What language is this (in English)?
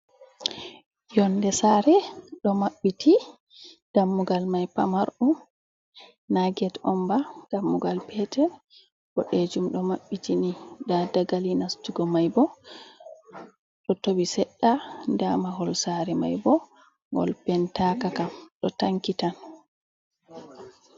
Fula